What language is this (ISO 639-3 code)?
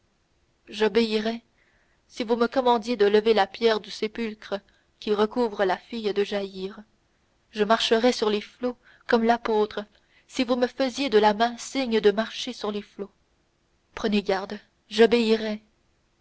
fra